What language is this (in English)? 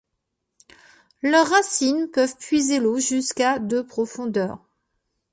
French